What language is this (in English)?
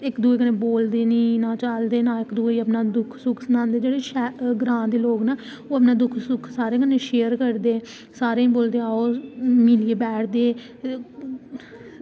Dogri